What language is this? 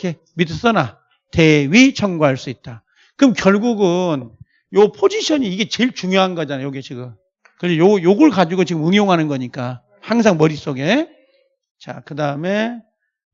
Korean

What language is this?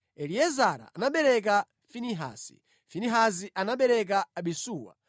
Nyanja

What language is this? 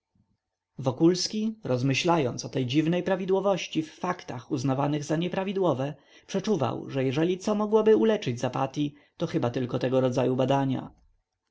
Polish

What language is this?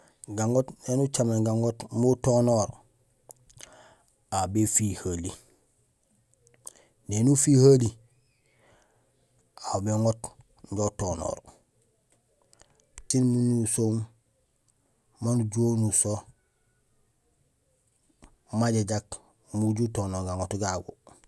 Gusilay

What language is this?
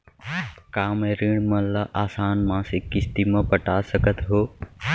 Chhattisgarhi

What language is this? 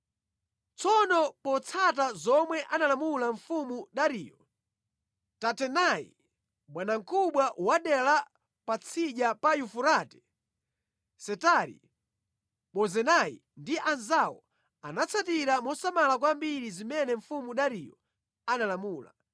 Nyanja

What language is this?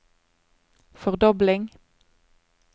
Norwegian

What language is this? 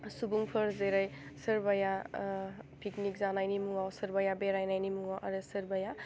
Bodo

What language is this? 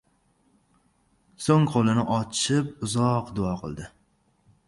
Uzbek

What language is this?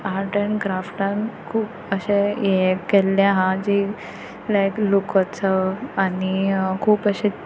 Konkani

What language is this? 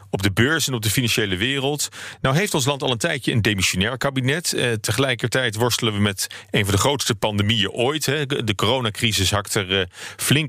Dutch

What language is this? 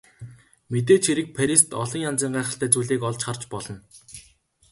Mongolian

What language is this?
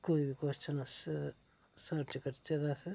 Dogri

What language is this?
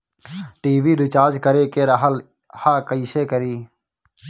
Bhojpuri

